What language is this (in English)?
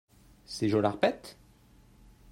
French